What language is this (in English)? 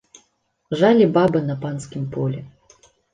Belarusian